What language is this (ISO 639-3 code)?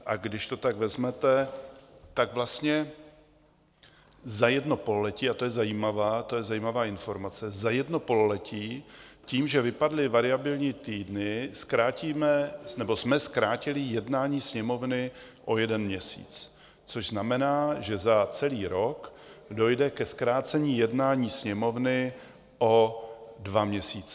ces